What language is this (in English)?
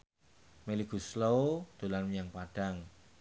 Javanese